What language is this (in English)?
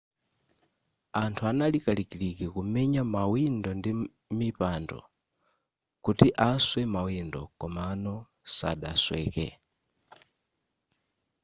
Nyanja